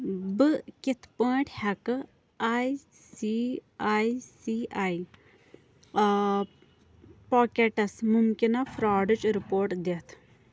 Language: Kashmiri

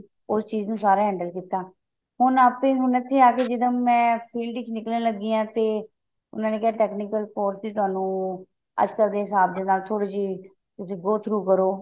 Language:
Punjabi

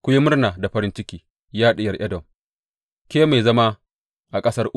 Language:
Hausa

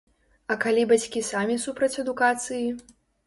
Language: Belarusian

